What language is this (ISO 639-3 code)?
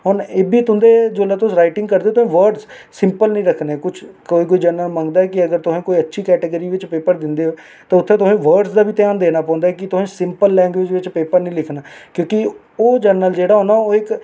doi